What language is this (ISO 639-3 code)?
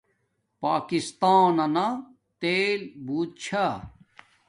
dmk